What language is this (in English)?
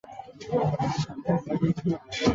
Chinese